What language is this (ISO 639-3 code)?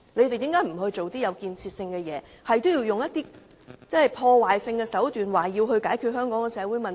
yue